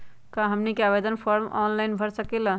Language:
Magahi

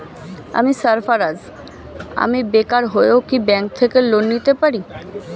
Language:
Bangla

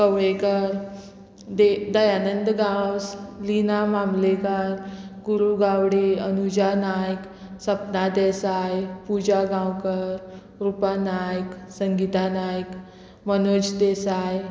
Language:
Konkani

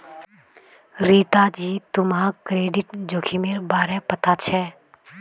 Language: Magahi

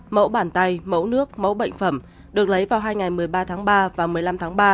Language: Vietnamese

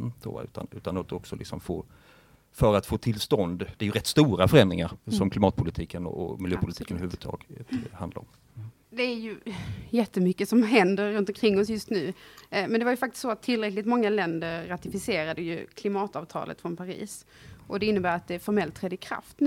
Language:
Swedish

